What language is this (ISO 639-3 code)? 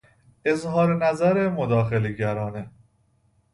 fas